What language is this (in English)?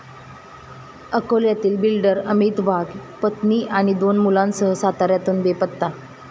Marathi